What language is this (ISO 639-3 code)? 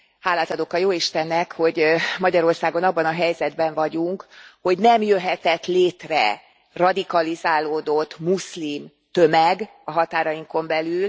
hun